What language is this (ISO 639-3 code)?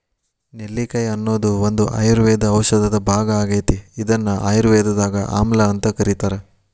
kan